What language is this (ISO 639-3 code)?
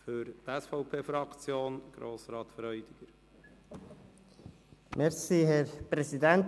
gsw